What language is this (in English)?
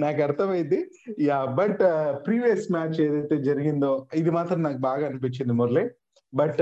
Telugu